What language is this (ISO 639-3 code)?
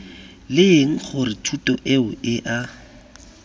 tsn